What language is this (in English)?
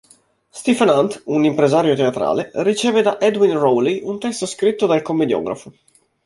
Italian